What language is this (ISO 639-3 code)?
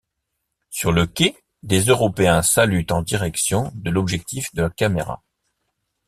fra